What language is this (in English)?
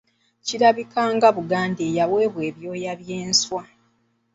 Ganda